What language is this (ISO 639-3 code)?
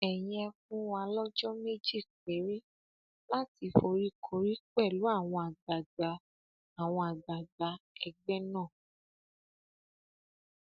yor